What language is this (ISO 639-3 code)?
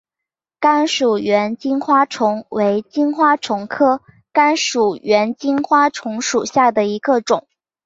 zho